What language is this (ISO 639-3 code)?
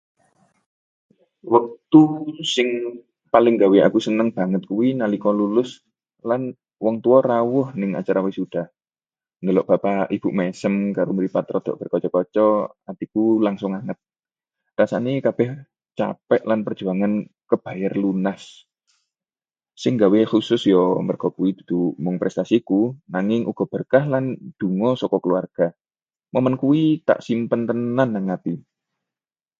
jav